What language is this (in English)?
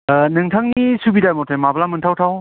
Bodo